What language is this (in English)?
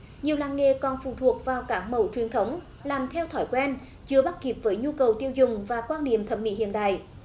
Vietnamese